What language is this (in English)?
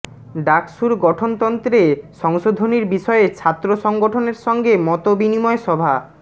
Bangla